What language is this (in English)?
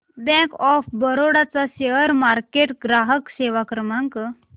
Marathi